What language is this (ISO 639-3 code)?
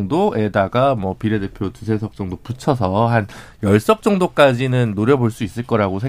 kor